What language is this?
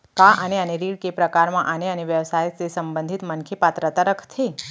Chhattisgarhi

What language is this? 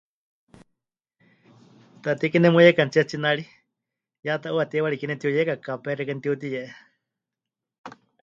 Huichol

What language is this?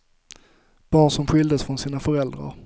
Swedish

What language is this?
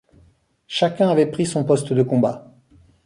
French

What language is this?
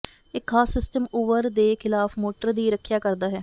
Punjabi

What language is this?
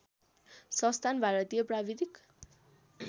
Nepali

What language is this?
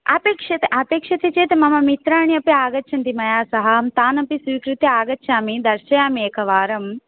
Sanskrit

